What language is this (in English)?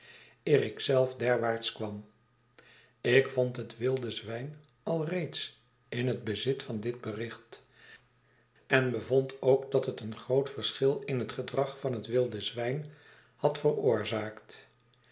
Dutch